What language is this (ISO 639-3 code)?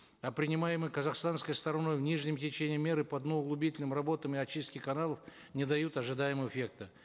kaz